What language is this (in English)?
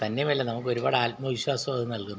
Malayalam